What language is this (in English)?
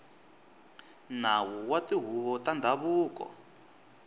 Tsonga